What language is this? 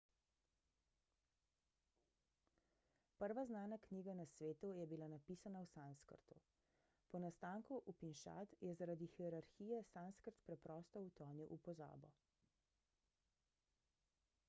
Slovenian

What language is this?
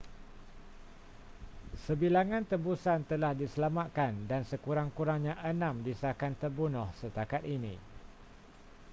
Malay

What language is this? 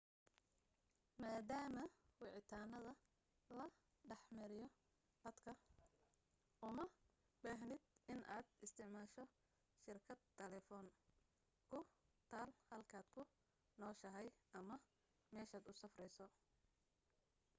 Somali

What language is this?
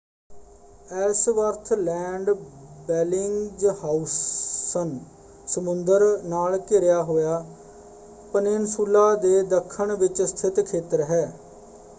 Punjabi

